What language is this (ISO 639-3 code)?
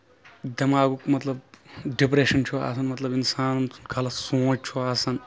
kas